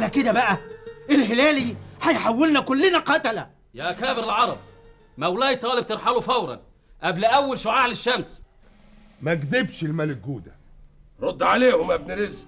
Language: Arabic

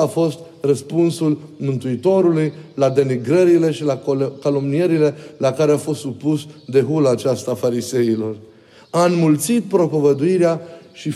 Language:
Romanian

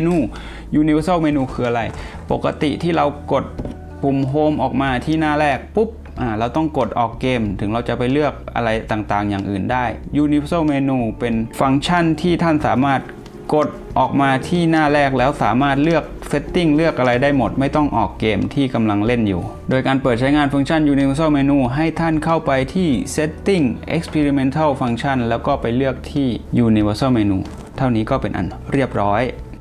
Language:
Thai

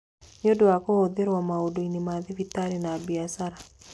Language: Kikuyu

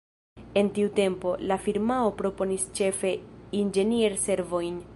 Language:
Esperanto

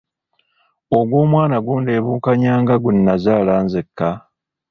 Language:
Ganda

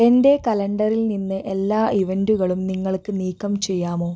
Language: Malayalam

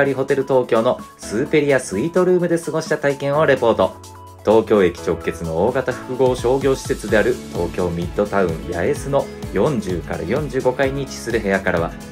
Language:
Japanese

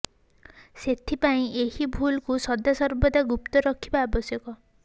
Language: Odia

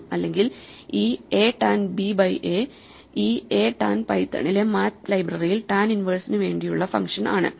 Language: Malayalam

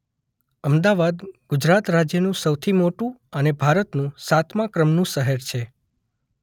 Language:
Gujarati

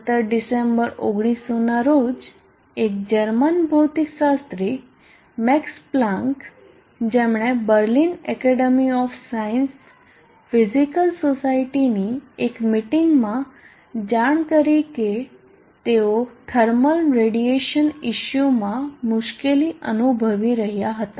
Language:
Gujarati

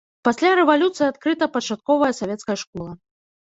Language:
Belarusian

